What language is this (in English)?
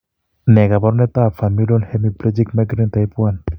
Kalenjin